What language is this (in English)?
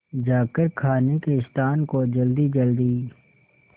Hindi